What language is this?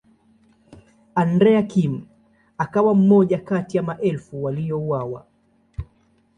Swahili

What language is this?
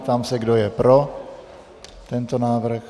Czech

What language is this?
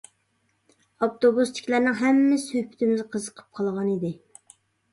Uyghur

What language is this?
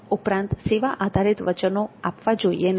Gujarati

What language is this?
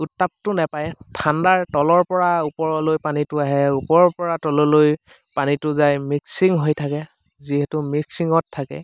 Assamese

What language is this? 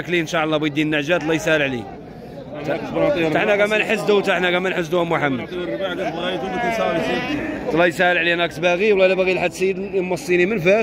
Arabic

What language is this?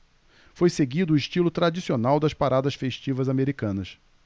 Portuguese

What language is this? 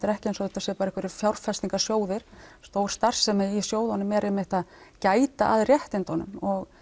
Icelandic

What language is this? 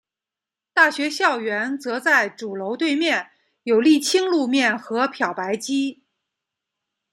Chinese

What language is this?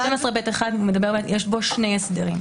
Hebrew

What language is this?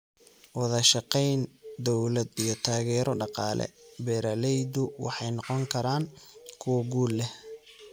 Somali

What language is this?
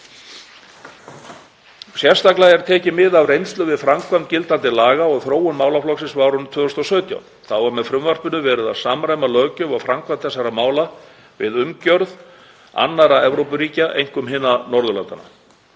Icelandic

